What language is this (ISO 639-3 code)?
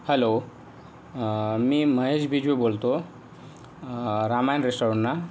mar